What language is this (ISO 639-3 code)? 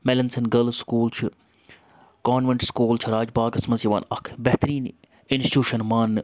kas